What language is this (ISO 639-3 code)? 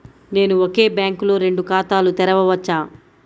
tel